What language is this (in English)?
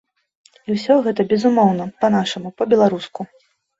Belarusian